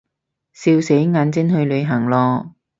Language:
Cantonese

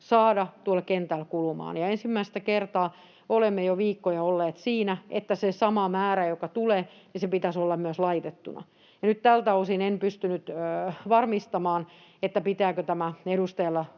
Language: Finnish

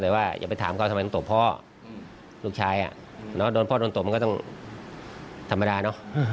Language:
Thai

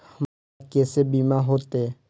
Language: Maithili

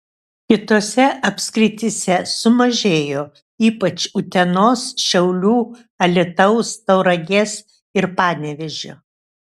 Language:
Lithuanian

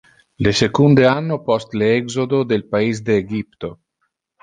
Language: Interlingua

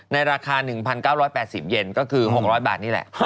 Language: Thai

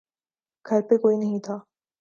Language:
Urdu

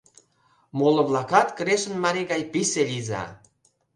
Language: Mari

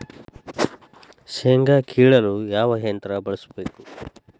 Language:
Kannada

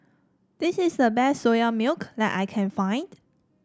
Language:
English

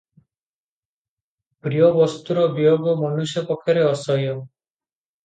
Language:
Odia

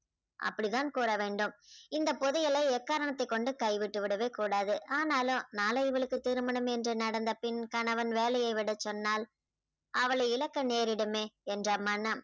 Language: Tamil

